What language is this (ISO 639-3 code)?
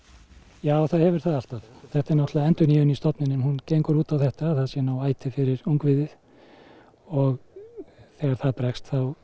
isl